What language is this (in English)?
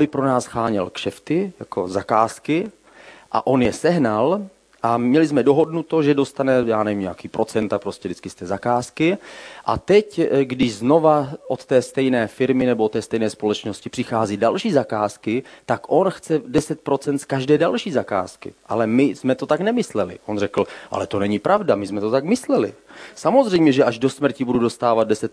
Czech